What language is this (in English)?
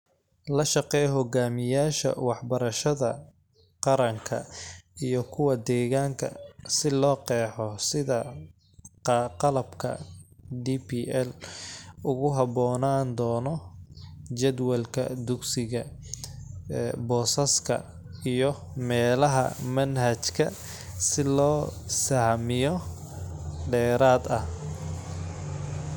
Somali